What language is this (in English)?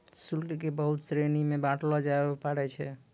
Maithili